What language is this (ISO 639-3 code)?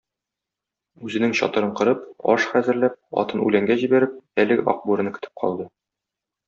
tat